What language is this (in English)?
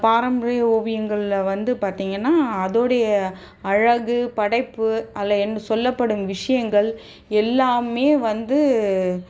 Tamil